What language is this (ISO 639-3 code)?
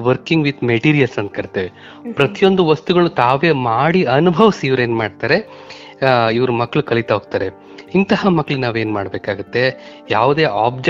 kan